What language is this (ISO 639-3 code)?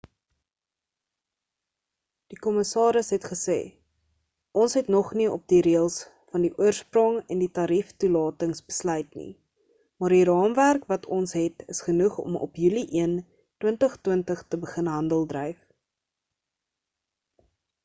afr